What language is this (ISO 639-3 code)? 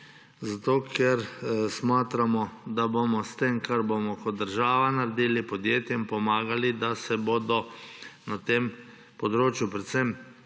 slv